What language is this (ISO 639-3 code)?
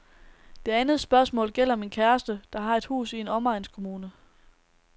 dan